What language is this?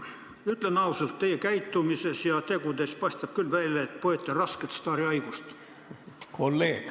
Estonian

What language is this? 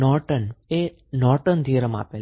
Gujarati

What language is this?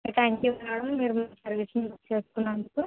Telugu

